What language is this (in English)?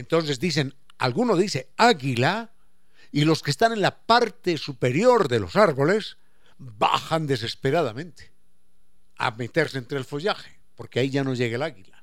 Spanish